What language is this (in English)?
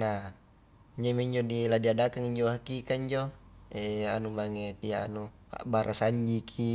Highland Konjo